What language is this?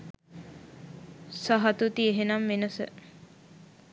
Sinhala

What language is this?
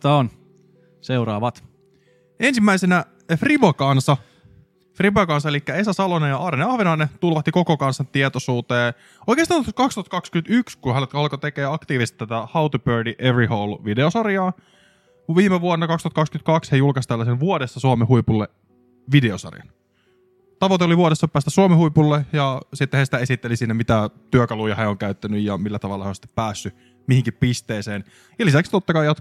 Finnish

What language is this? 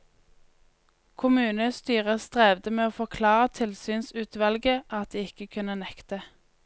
Norwegian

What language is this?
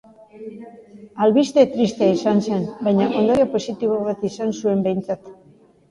Basque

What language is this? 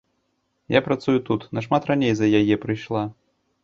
Belarusian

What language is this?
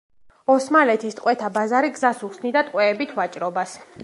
Georgian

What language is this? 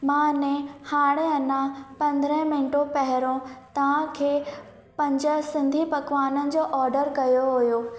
Sindhi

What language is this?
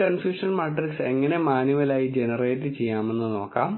Malayalam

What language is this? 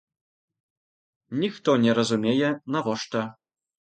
Belarusian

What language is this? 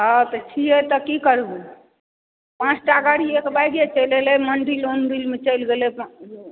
Maithili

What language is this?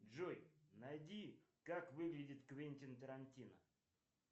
Russian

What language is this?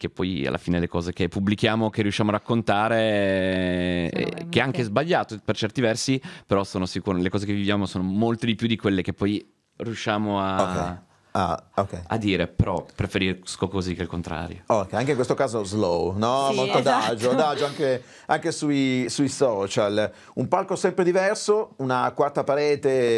Italian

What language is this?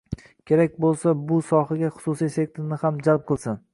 Uzbek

